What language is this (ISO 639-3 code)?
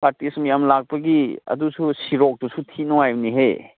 mni